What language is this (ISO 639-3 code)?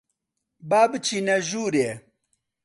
ckb